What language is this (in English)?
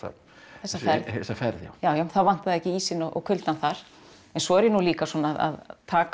Icelandic